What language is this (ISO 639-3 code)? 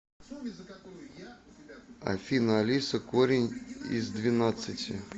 rus